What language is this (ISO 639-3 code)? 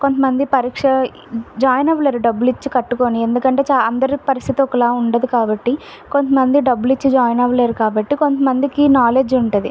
tel